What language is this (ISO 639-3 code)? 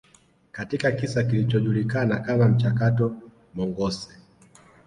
swa